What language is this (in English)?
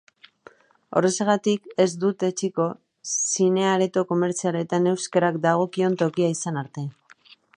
Basque